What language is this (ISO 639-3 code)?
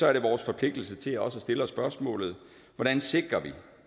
dan